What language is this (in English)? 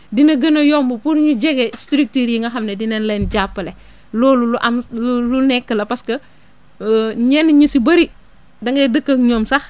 Wolof